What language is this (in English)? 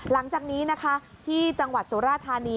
Thai